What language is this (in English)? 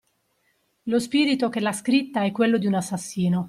Italian